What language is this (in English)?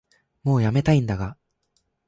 Japanese